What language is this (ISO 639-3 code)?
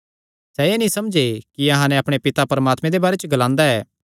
xnr